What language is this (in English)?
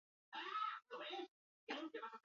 Basque